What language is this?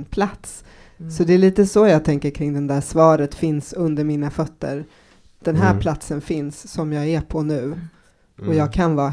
Swedish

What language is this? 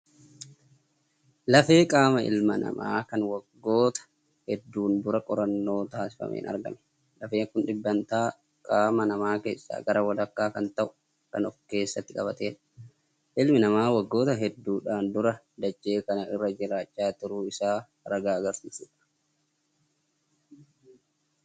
Oromo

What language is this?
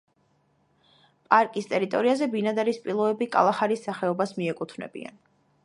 Georgian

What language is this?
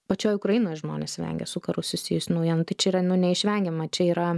Lithuanian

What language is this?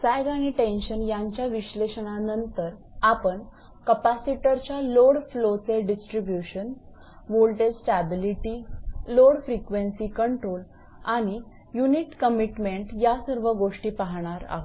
Marathi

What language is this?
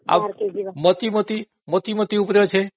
Odia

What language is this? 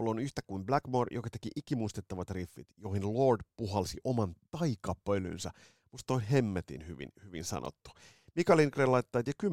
Finnish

